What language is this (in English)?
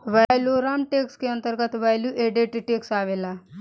Bhojpuri